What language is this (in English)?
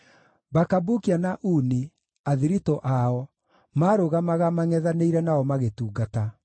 Kikuyu